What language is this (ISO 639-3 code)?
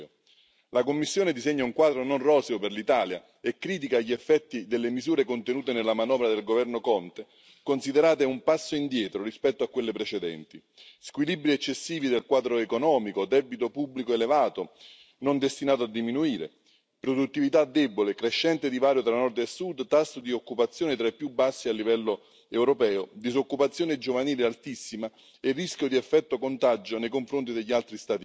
ita